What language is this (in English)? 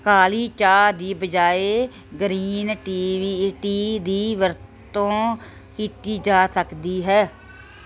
Punjabi